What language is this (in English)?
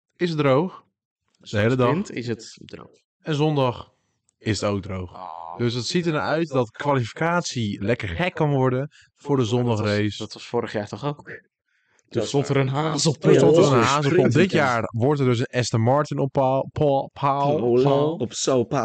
Dutch